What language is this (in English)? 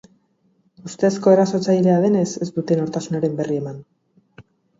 Basque